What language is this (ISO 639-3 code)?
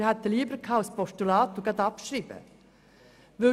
gsw